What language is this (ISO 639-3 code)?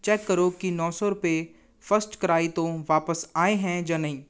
pan